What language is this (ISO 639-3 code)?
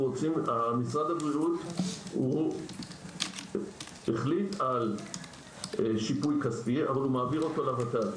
heb